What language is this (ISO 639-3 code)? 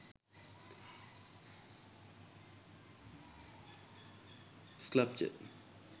sin